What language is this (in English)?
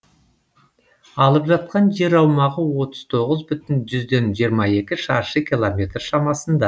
Kazakh